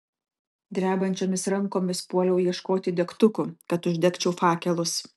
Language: Lithuanian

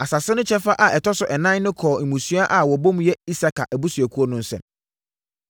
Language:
Akan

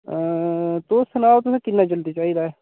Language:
Dogri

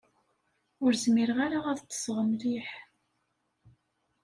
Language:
Kabyle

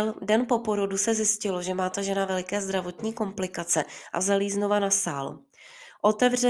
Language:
Czech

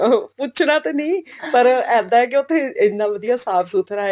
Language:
Punjabi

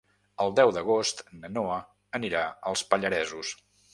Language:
Catalan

